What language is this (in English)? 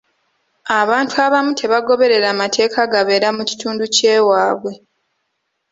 Ganda